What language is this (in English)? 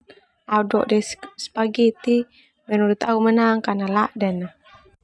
Termanu